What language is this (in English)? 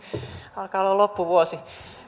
Finnish